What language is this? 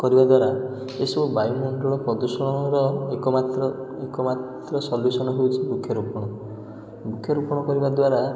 Odia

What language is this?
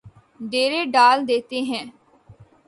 Urdu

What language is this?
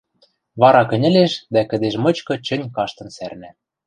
Western Mari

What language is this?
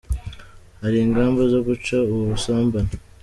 Kinyarwanda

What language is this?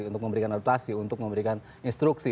Indonesian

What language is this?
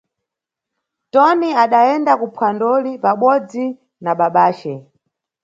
Nyungwe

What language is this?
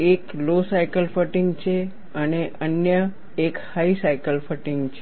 Gujarati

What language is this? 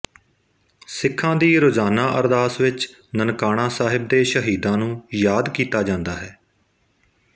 Punjabi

